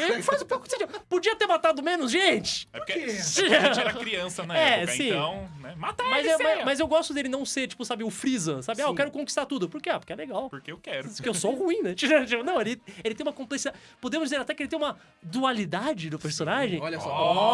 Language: Portuguese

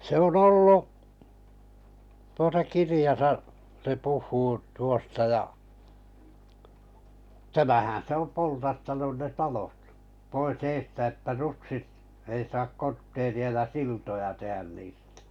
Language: Finnish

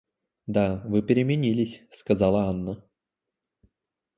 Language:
Russian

